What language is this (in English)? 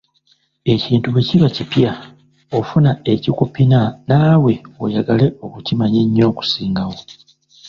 Ganda